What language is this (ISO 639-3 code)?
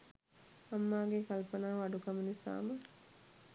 sin